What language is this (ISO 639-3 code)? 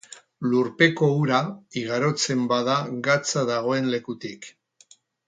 eus